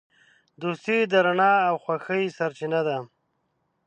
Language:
Pashto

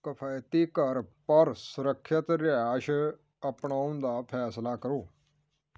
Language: Punjabi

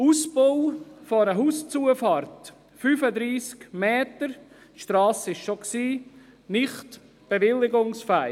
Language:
Swiss German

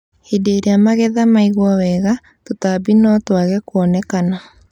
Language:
Kikuyu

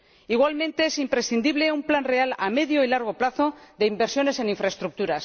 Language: Spanish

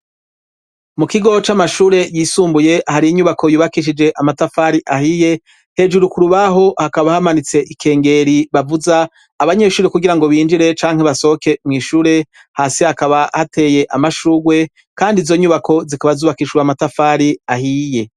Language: Rundi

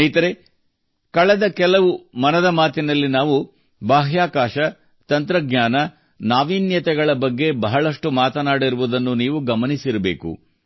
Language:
Kannada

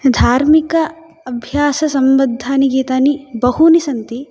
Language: Sanskrit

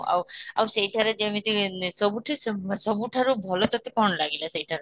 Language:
Odia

